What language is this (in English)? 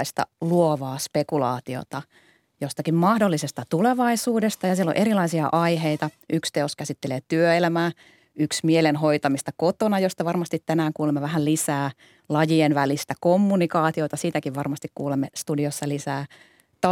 Finnish